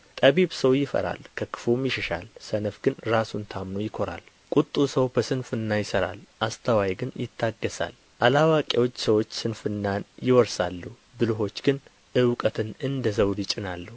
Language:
Amharic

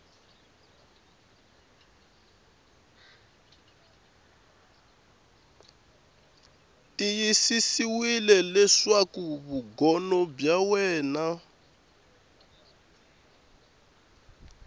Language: Tsonga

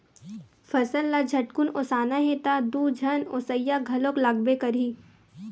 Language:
Chhattisgarhi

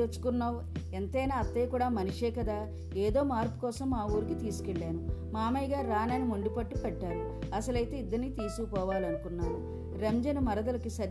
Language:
Telugu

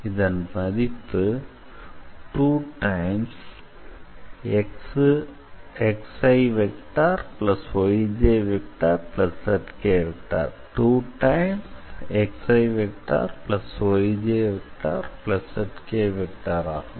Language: Tamil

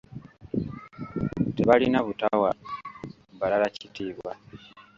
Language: Ganda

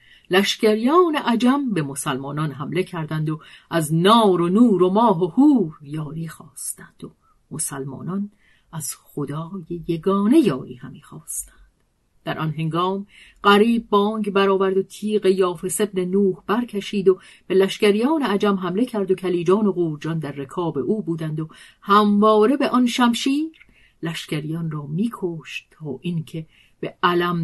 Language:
Persian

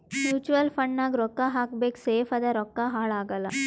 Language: Kannada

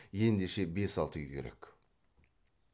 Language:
Kazakh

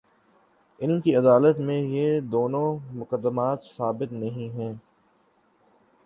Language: Urdu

